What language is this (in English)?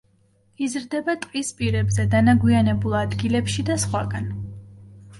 Georgian